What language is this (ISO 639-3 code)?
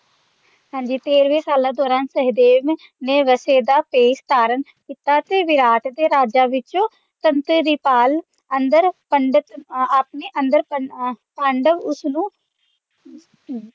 pan